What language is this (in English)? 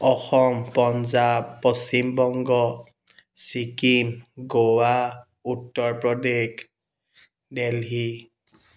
Assamese